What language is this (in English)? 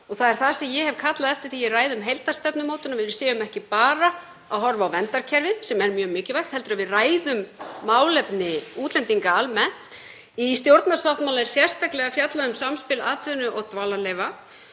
Icelandic